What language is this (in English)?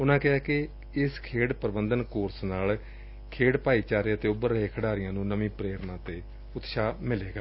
Punjabi